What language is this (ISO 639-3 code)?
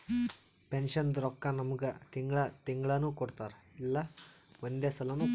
kan